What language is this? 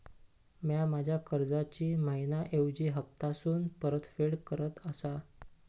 Marathi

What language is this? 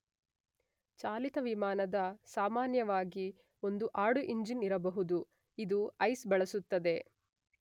Kannada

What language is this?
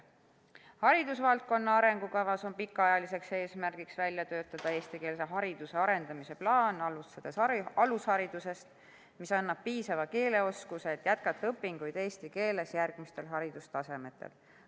Estonian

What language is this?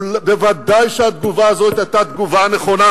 Hebrew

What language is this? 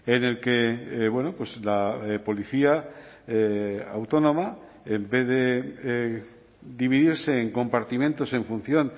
Spanish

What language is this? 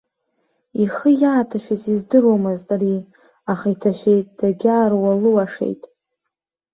Abkhazian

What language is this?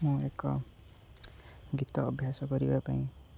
Odia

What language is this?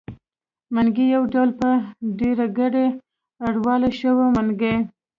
Pashto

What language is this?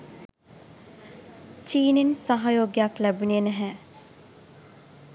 Sinhala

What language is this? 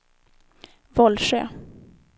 Swedish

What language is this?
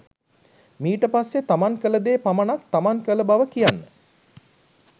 Sinhala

